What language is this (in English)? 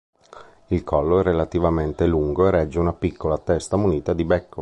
Italian